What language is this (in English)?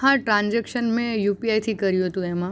Gujarati